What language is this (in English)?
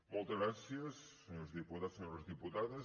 Catalan